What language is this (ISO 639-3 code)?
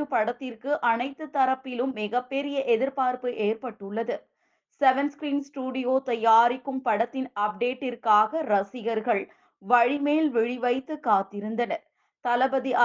tam